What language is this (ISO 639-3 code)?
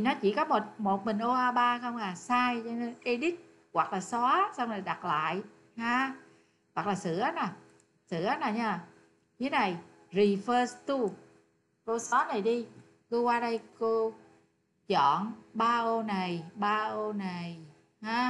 vie